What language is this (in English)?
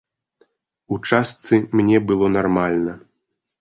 Belarusian